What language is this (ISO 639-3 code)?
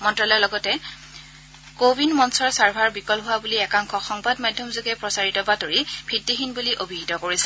asm